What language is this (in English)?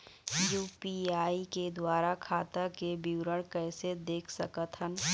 Chhattisgarhi